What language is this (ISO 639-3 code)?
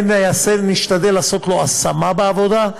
heb